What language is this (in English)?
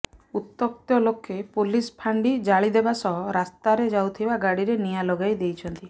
Odia